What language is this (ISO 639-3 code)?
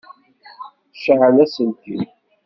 kab